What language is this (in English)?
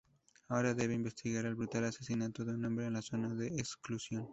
Spanish